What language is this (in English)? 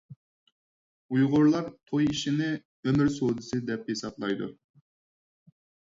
Uyghur